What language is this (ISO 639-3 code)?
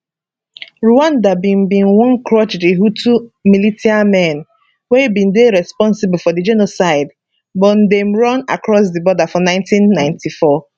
pcm